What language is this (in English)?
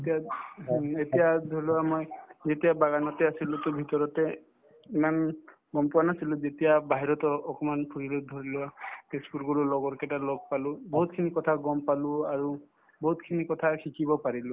Assamese